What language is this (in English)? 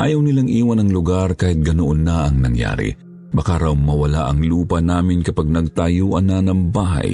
Filipino